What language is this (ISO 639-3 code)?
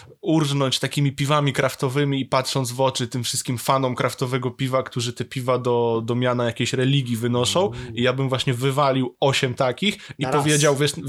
pol